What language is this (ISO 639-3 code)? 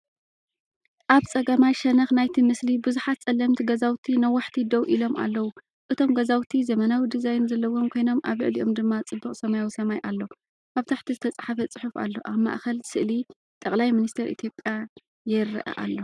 tir